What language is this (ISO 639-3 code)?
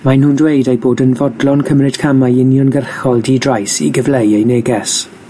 cym